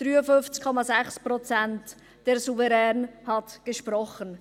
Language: Swiss German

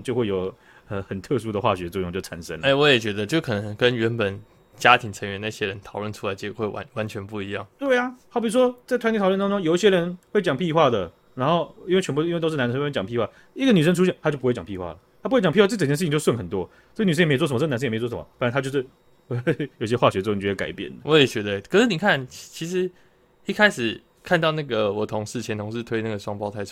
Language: Chinese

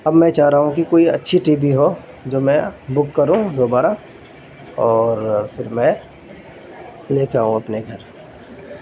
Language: Urdu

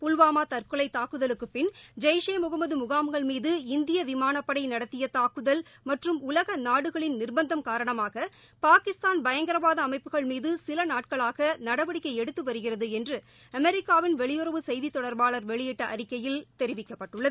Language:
Tamil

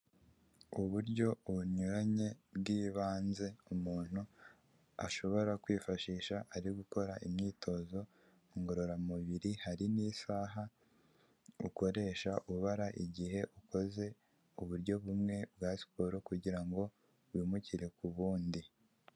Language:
Kinyarwanda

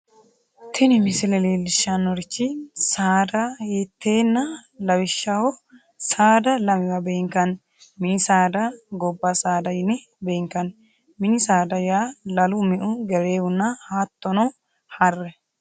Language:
Sidamo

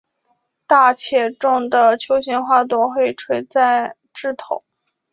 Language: Chinese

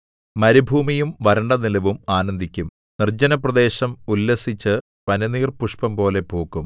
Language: Malayalam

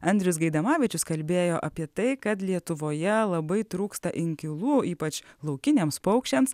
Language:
Lithuanian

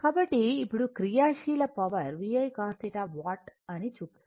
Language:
Telugu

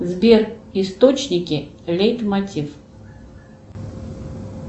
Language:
Russian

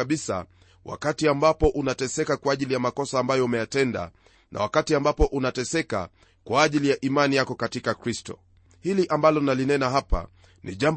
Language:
Swahili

